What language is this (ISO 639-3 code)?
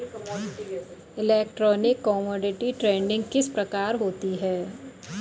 hin